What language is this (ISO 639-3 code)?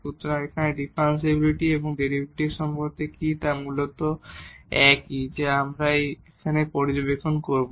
ben